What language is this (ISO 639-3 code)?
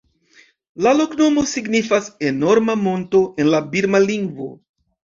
epo